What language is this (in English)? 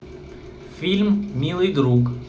Russian